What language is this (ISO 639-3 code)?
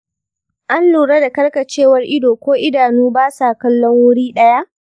hau